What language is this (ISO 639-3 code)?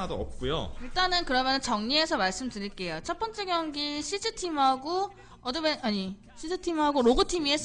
kor